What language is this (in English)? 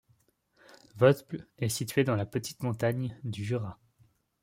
French